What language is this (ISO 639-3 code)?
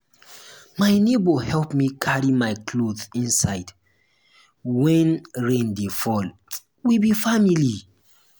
pcm